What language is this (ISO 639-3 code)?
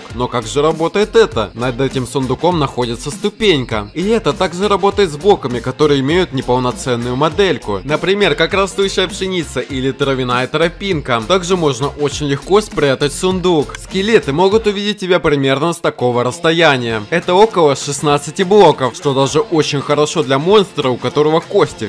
rus